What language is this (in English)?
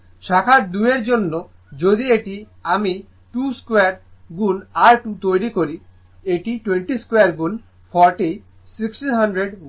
Bangla